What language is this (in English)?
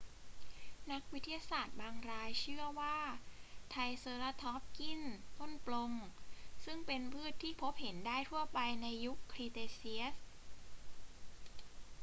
Thai